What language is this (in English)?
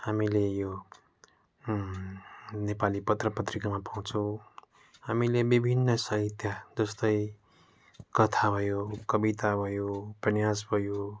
Nepali